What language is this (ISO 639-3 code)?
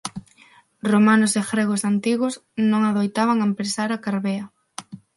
glg